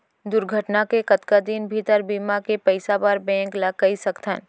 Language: Chhattisgarhi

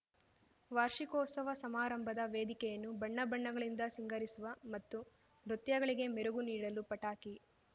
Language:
Kannada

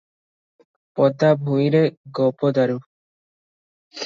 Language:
Odia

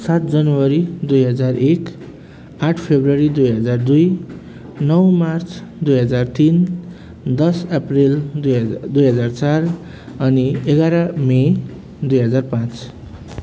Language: Nepali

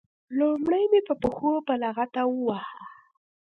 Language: Pashto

